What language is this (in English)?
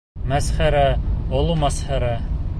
Bashkir